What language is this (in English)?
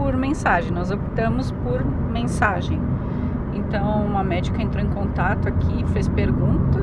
Portuguese